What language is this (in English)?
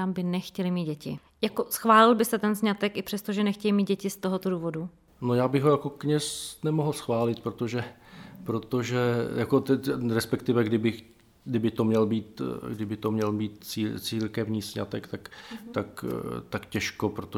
Czech